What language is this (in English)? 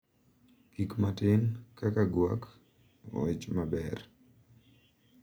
Luo (Kenya and Tanzania)